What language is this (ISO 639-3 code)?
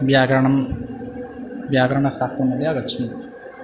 san